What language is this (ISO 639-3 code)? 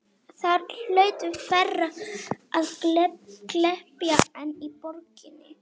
isl